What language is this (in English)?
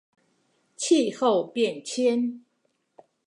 Chinese